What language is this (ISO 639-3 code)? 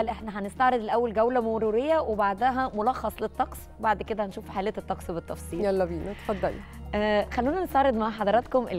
ara